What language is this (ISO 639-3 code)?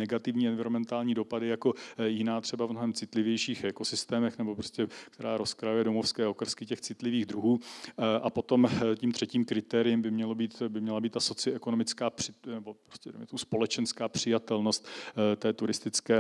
ces